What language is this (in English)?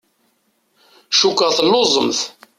Kabyle